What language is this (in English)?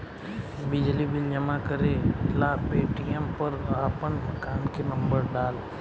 Bhojpuri